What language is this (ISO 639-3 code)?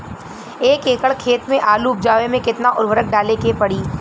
bho